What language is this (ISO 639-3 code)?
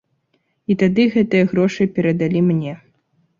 bel